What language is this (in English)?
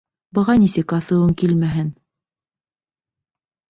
Bashkir